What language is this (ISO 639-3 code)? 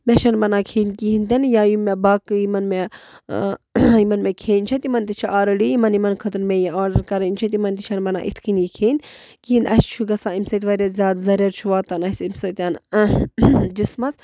kas